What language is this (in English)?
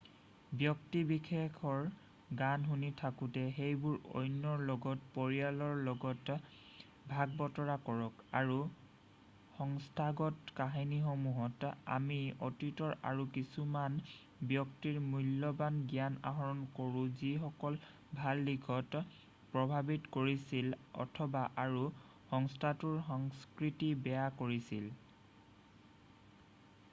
Assamese